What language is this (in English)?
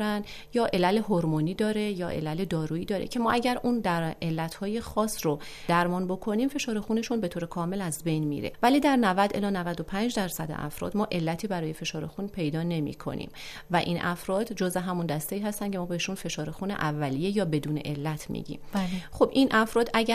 Persian